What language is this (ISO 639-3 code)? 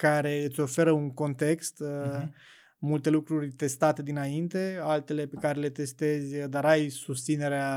ron